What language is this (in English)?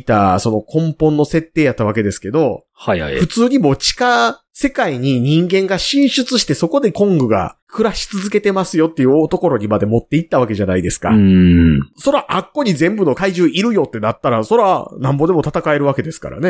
Japanese